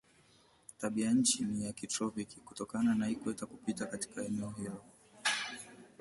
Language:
Swahili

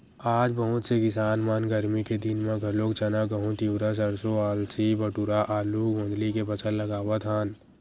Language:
Chhattisgarhi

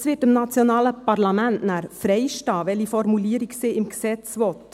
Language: Swiss German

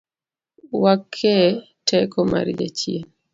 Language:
Luo (Kenya and Tanzania)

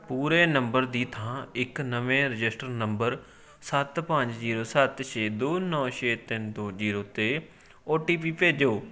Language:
Punjabi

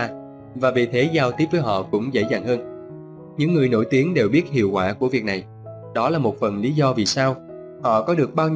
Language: Vietnamese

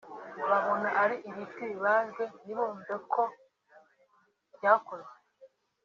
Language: Kinyarwanda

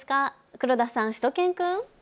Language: Japanese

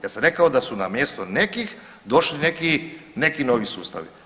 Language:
Croatian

